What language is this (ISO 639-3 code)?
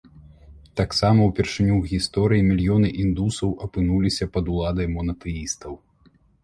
bel